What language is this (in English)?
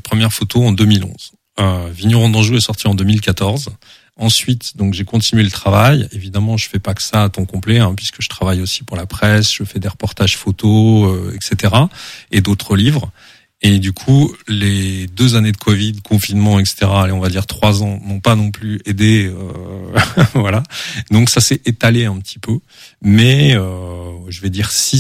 French